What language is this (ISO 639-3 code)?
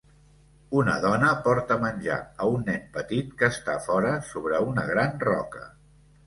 cat